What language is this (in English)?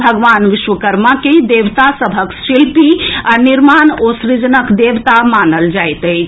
Maithili